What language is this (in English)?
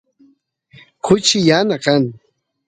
Santiago del Estero Quichua